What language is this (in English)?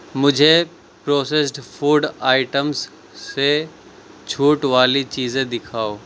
Urdu